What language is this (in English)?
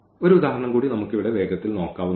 Malayalam